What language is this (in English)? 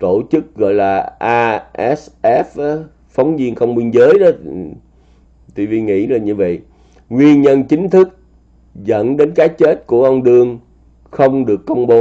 Vietnamese